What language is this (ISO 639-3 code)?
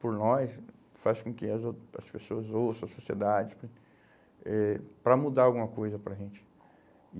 por